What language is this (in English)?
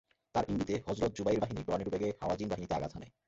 Bangla